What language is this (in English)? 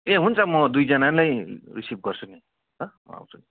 Nepali